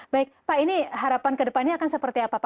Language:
Indonesian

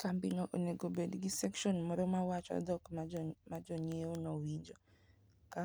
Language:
Luo (Kenya and Tanzania)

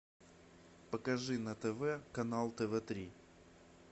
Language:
Russian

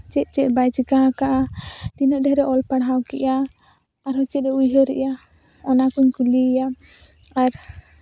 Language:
Santali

